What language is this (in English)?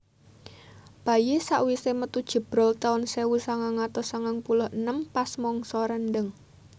Javanese